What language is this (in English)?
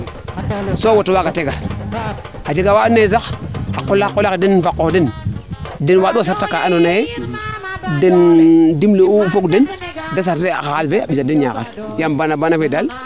Serer